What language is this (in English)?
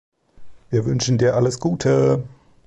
German